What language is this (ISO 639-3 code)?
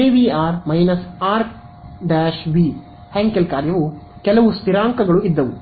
kan